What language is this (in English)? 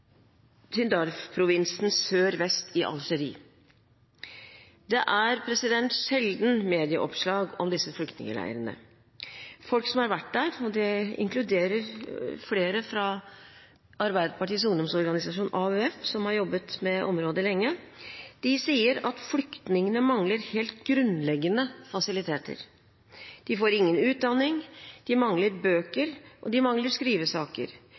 Norwegian Bokmål